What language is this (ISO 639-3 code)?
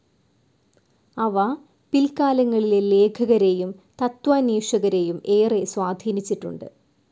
mal